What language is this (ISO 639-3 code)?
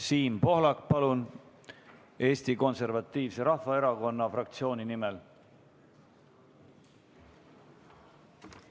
est